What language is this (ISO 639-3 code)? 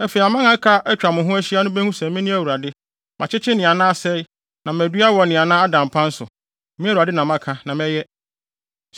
aka